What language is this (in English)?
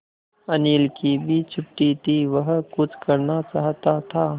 Hindi